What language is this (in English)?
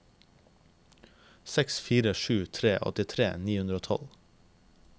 Norwegian